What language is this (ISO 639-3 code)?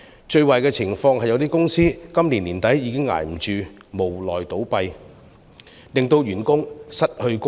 yue